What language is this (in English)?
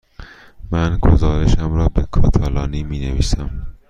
Persian